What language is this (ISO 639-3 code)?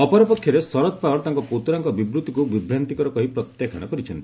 ori